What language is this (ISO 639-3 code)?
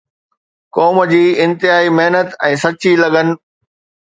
snd